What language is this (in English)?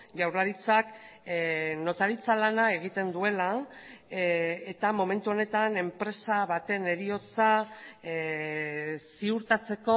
Basque